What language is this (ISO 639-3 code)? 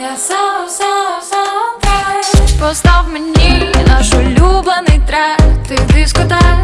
ukr